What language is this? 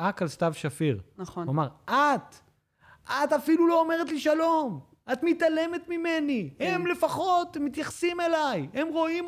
Hebrew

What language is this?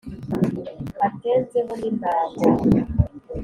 Kinyarwanda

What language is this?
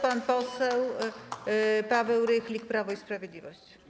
Polish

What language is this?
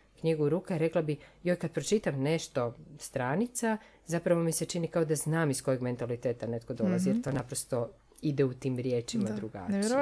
Croatian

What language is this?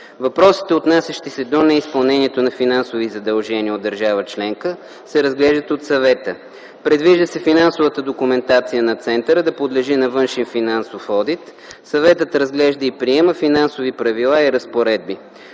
Bulgarian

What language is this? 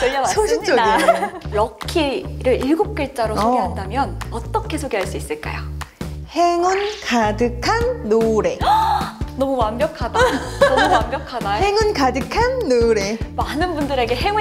Korean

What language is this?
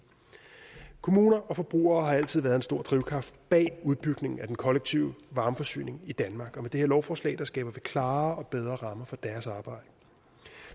Danish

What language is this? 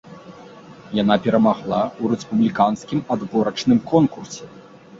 Belarusian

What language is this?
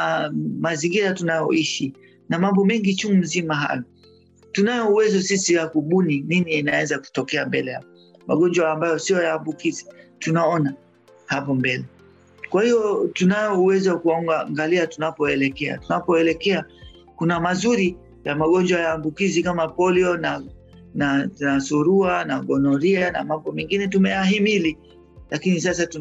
Swahili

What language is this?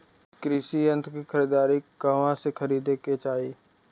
Bhojpuri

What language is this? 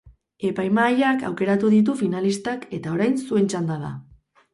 Basque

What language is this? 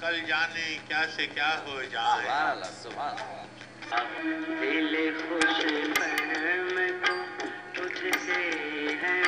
Urdu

